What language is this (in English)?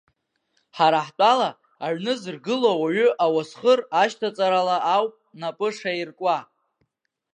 Abkhazian